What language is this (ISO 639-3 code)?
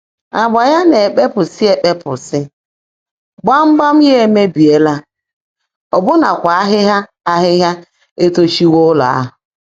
ibo